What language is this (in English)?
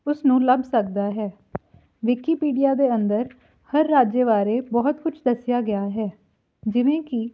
Punjabi